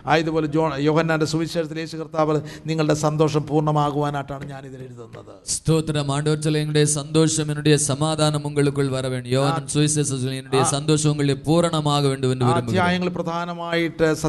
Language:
Malayalam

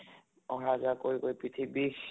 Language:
Assamese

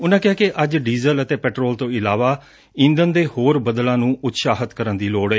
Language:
Punjabi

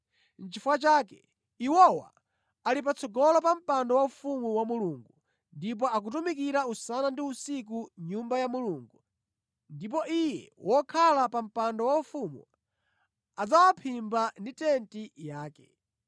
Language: Nyanja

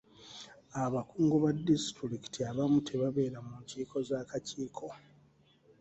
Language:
Ganda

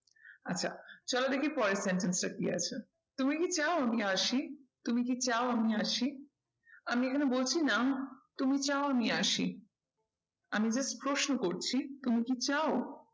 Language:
Bangla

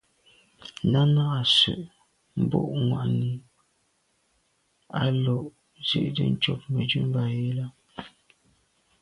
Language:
Medumba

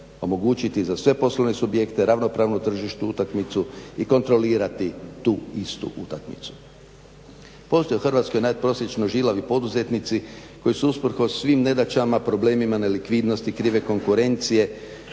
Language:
Croatian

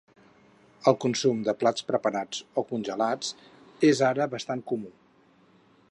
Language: Catalan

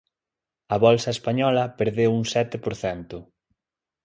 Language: Galician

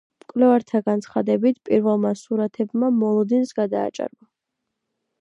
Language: Georgian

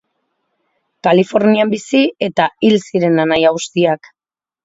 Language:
Basque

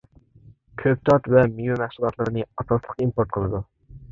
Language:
Uyghur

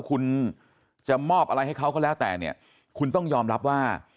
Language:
Thai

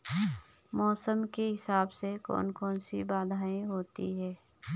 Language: Hindi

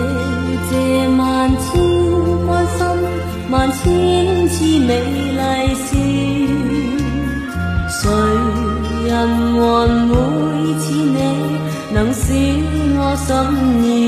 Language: Chinese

